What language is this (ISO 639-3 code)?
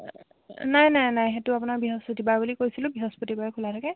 asm